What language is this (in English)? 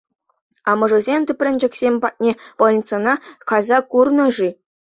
Chuvash